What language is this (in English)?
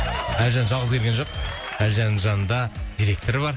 Kazakh